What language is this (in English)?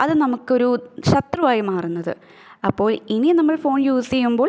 Malayalam